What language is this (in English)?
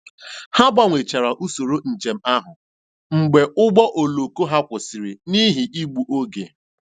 Igbo